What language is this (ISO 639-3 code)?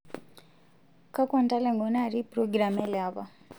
mas